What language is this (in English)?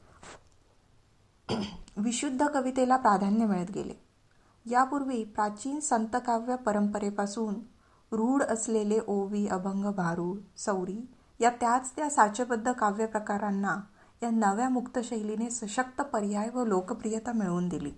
Marathi